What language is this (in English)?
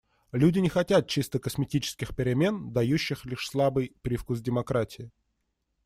Russian